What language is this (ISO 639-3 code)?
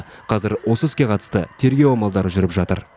kaz